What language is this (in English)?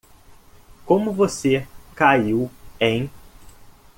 Portuguese